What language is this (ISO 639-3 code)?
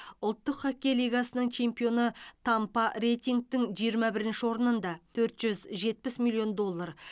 kaz